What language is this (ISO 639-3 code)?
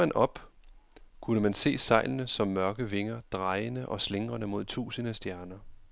dan